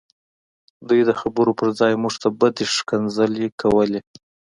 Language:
Pashto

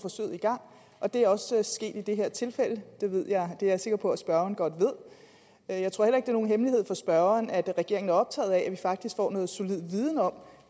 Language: Danish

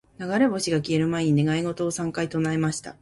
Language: Japanese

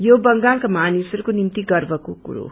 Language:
Nepali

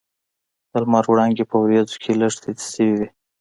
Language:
Pashto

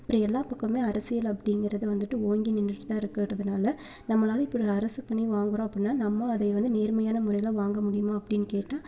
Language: Tamil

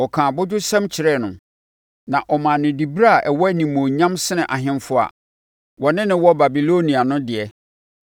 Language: Akan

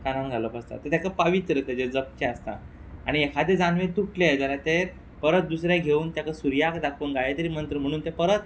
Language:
Konkani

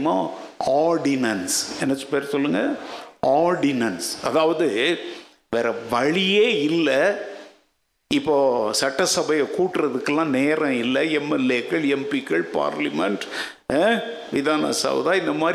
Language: Tamil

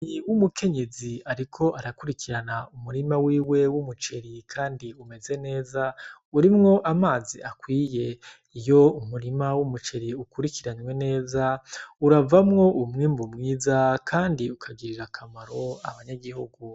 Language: Rundi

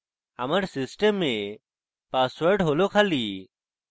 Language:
Bangla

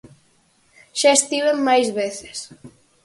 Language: Galician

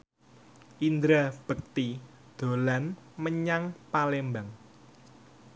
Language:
Javanese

